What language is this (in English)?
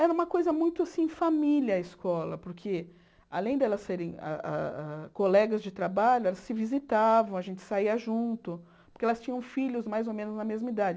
Portuguese